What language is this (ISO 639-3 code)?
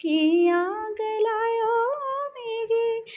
doi